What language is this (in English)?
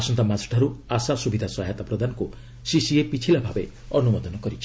Odia